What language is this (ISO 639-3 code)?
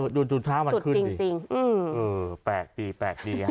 tha